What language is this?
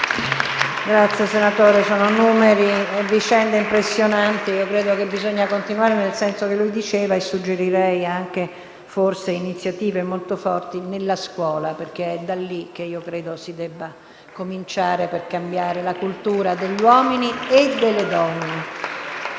Italian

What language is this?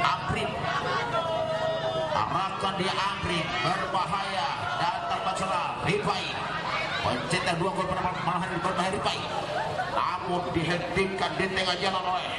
Indonesian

